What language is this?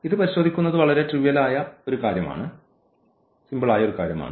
Malayalam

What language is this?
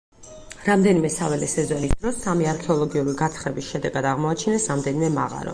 Georgian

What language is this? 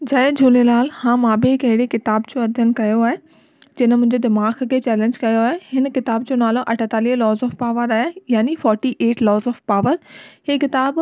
Sindhi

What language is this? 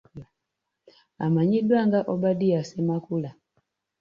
Ganda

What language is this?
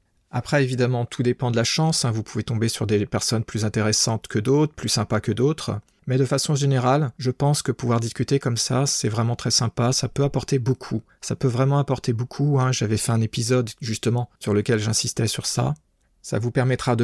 French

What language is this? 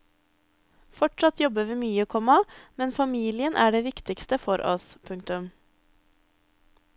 Norwegian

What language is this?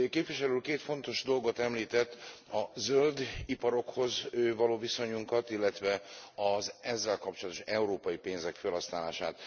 Hungarian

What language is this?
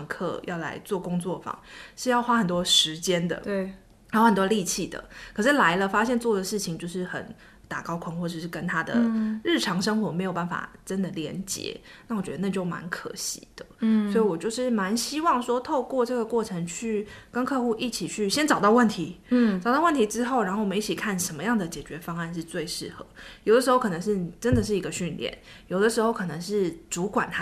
Chinese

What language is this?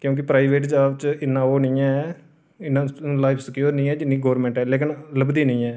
Dogri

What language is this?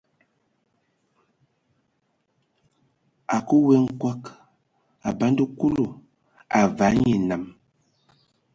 Ewondo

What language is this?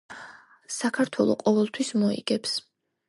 Georgian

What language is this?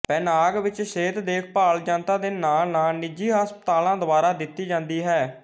Punjabi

